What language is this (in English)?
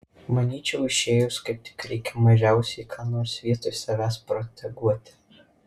Lithuanian